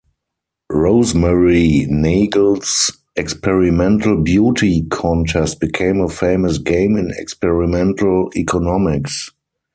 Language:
English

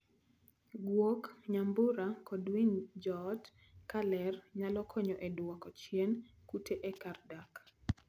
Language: Luo (Kenya and Tanzania)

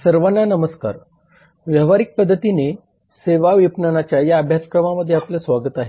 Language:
Marathi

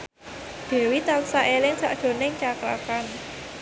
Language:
Javanese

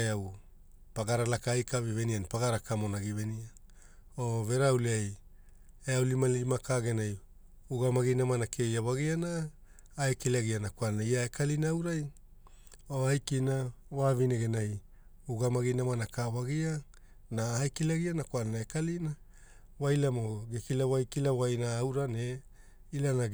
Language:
Hula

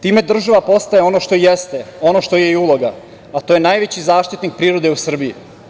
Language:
Serbian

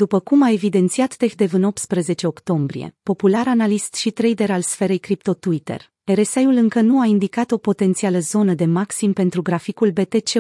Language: Romanian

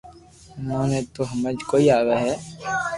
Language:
Loarki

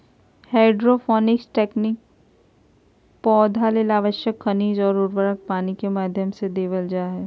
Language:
Magahi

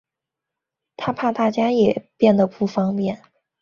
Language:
Chinese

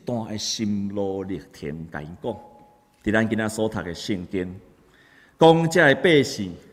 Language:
Chinese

